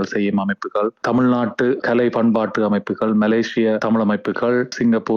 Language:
Tamil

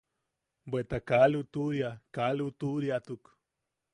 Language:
Yaqui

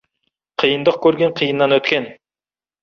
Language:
Kazakh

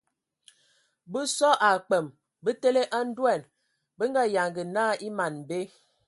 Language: Ewondo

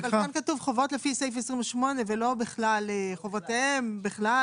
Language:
Hebrew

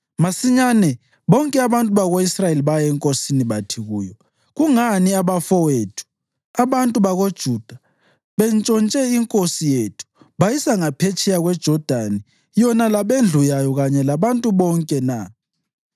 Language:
North Ndebele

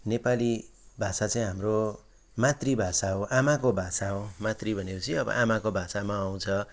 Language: Nepali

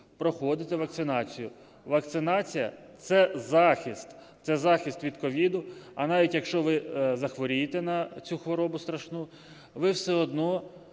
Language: Ukrainian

